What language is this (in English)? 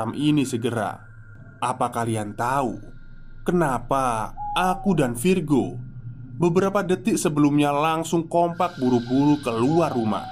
Indonesian